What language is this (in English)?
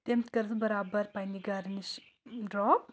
Kashmiri